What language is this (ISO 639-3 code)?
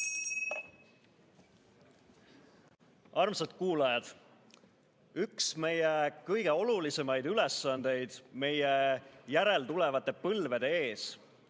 est